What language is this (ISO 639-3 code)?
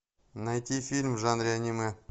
rus